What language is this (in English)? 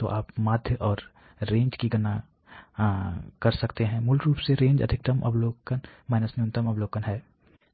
Hindi